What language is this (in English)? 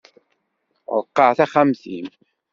Kabyle